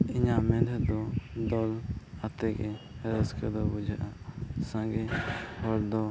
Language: Santali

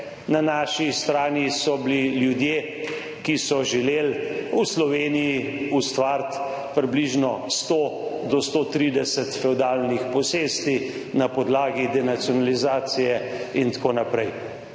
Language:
Slovenian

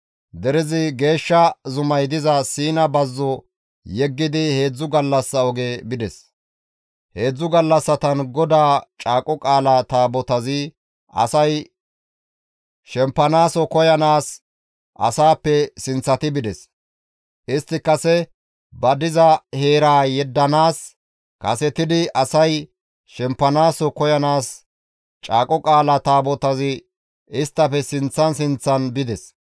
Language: Gamo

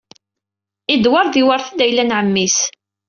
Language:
Kabyle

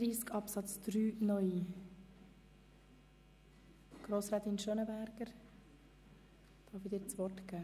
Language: Swiss German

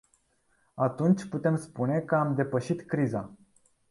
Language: Romanian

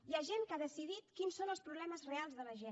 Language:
Catalan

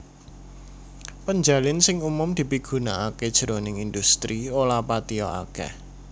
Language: Javanese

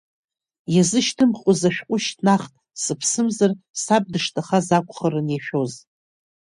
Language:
Abkhazian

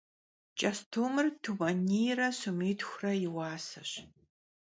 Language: Kabardian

